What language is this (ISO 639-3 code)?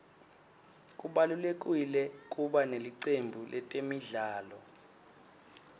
ssw